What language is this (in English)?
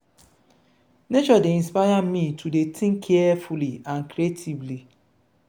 Nigerian Pidgin